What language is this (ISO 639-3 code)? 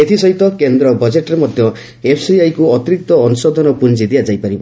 ori